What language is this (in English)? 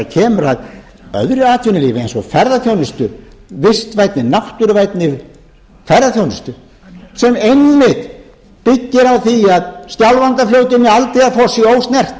Icelandic